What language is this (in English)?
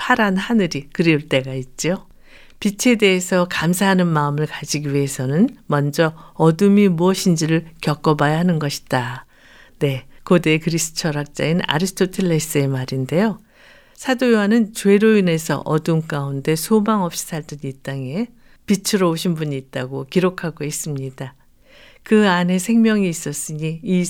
Korean